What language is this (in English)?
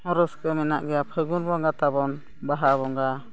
Santali